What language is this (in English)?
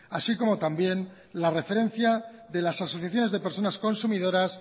Spanish